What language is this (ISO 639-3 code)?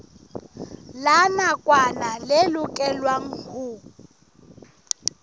sot